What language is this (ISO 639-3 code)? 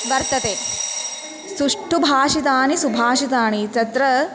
san